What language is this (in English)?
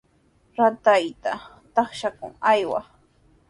Sihuas Ancash Quechua